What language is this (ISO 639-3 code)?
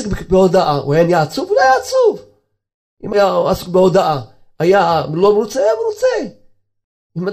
heb